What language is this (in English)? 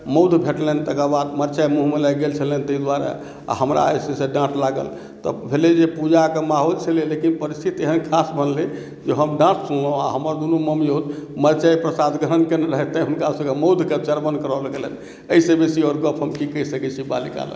Maithili